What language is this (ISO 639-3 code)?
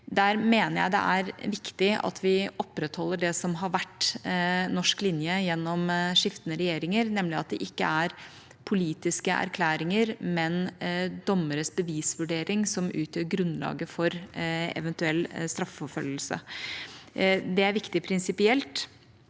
nor